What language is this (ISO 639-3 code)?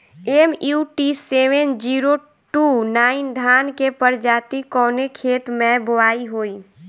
bho